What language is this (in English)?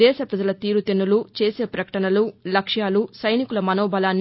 Telugu